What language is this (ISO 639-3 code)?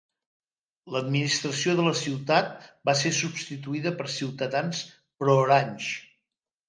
cat